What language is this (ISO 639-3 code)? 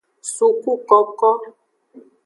ajg